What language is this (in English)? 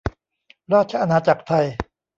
Thai